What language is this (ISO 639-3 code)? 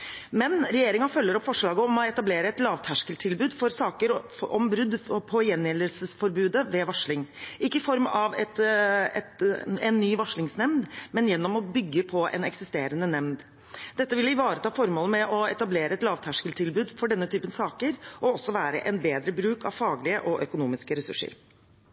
nob